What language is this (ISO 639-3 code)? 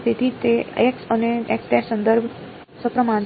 guj